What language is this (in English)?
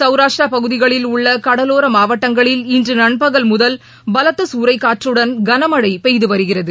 Tamil